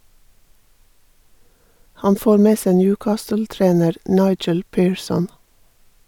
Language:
Norwegian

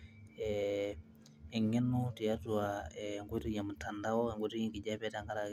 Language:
Masai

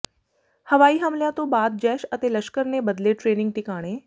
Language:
Punjabi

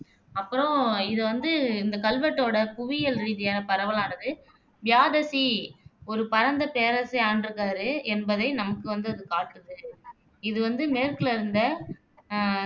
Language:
Tamil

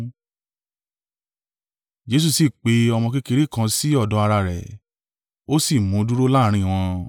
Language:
Yoruba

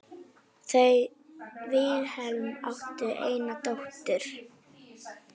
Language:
Icelandic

